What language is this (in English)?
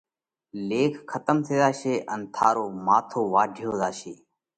Parkari Koli